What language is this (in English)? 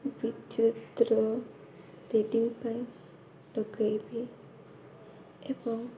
Odia